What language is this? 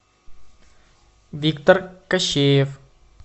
Russian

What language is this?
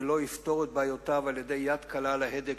Hebrew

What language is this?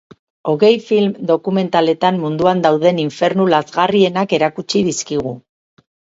Basque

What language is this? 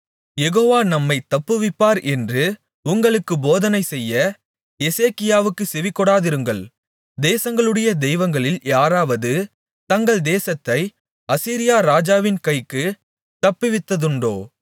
Tamil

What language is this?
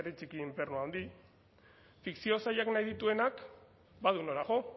Basque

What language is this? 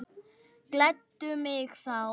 Icelandic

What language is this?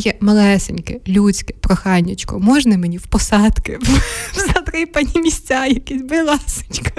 Ukrainian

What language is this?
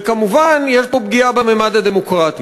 Hebrew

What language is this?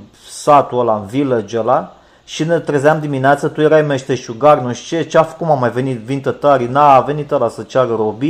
Romanian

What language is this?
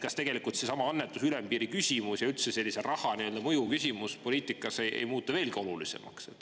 Estonian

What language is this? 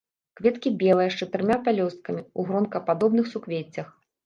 Belarusian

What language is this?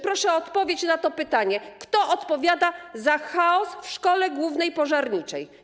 Polish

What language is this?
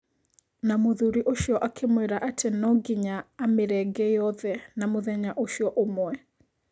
Kikuyu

